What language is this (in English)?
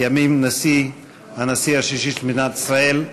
Hebrew